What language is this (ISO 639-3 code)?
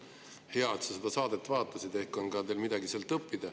est